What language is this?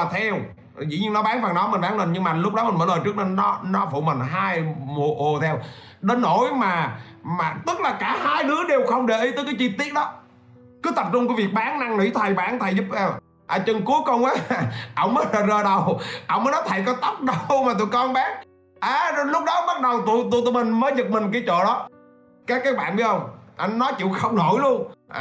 Vietnamese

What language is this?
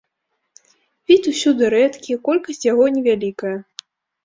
Belarusian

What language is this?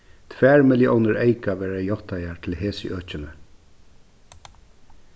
Faroese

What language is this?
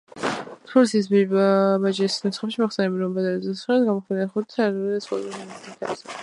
Georgian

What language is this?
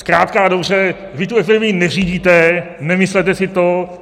Czech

